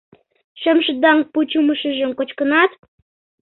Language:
Mari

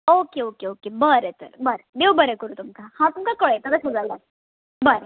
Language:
Konkani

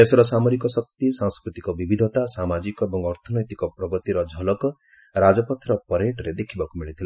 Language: Odia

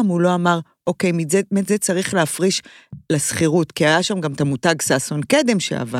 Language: Hebrew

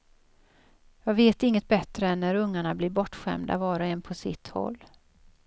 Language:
Swedish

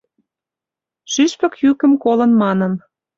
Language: Mari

